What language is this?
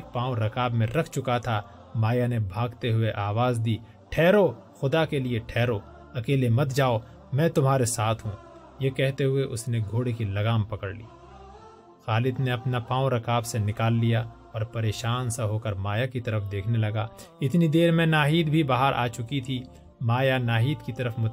Urdu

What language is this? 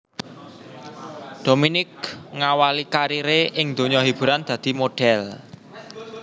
Javanese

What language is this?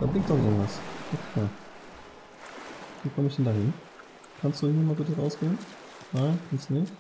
German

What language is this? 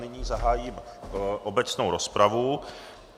Czech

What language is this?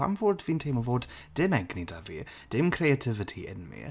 Welsh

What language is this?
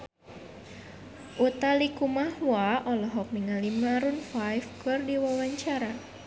Sundanese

